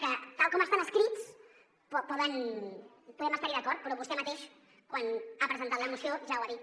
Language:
Catalan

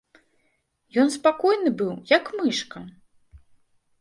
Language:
Belarusian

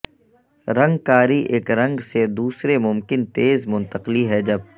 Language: Urdu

